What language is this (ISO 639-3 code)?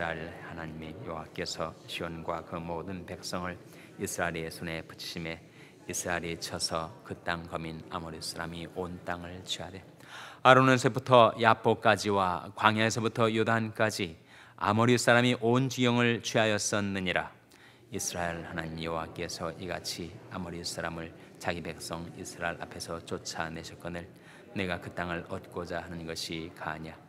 kor